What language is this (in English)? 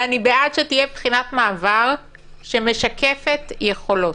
Hebrew